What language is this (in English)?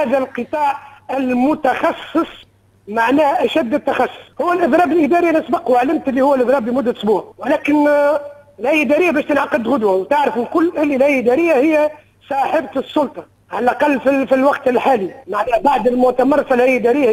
Arabic